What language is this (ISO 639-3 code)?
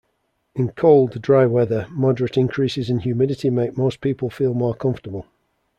eng